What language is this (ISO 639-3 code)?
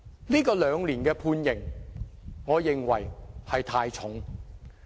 yue